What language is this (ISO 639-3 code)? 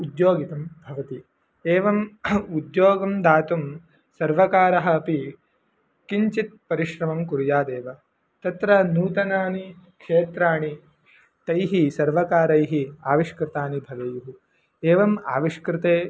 san